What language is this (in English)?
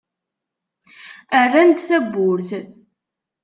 Kabyle